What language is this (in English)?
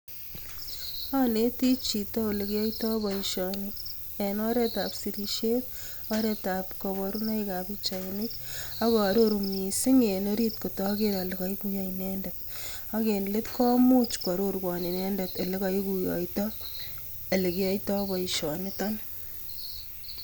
Kalenjin